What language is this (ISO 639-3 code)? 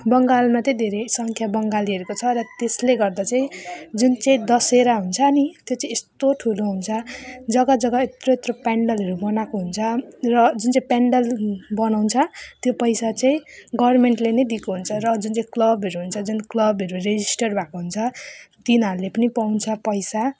nep